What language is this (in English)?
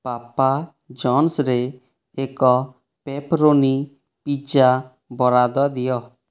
Odia